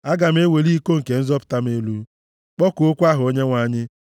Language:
Igbo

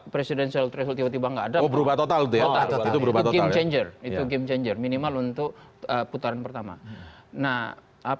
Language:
Indonesian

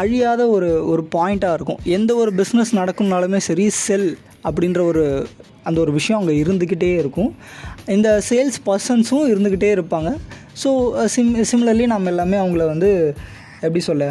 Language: Tamil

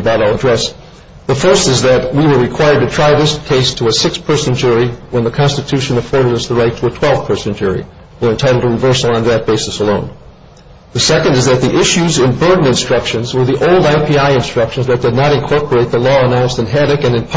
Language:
English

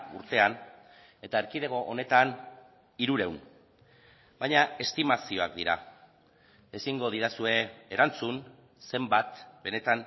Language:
Basque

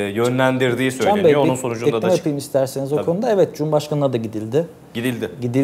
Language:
Turkish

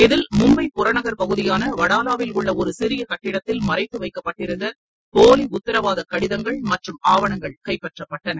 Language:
Tamil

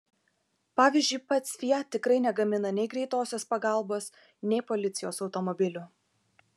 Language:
Lithuanian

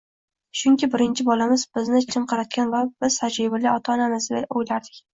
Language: Uzbek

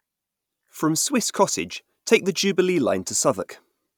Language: English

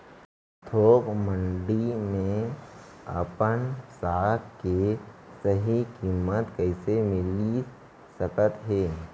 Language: Chhattisgarhi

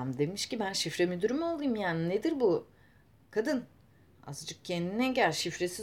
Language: Turkish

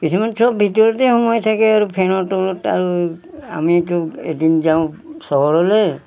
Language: Assamese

